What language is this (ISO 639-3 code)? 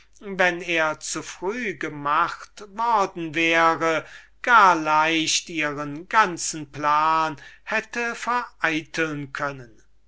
deu